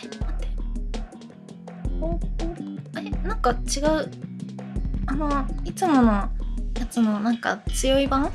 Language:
Japanese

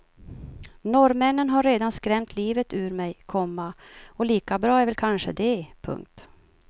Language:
Swedish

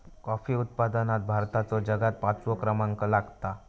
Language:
Marathi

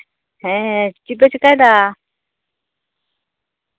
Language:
Santali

